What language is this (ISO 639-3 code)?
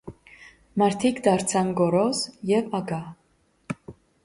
hye